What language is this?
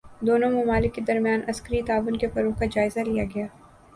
Urdu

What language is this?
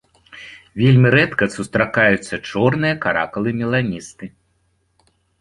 Belarusian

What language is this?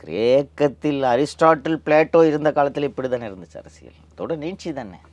Tamil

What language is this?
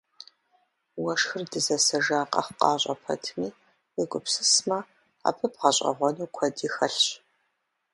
Kabardian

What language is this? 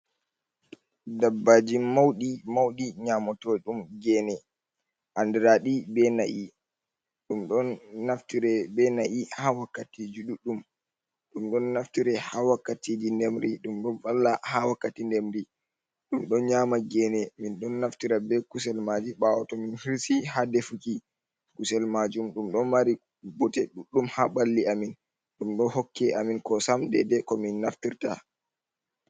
Fula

